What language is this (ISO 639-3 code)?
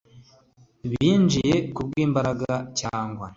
kin